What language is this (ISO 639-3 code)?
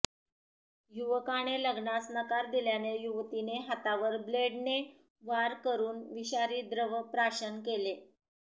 mar